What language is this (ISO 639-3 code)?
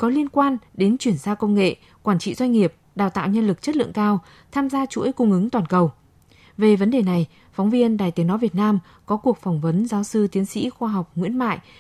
vie